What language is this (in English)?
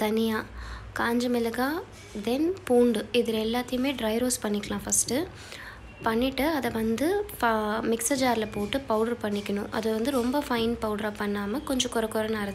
Hindi